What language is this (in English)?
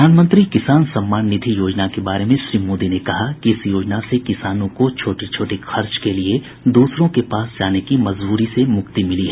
Hindi